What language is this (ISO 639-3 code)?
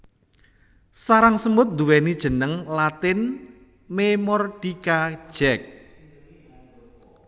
jav